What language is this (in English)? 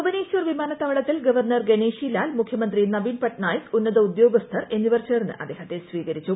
Malayalam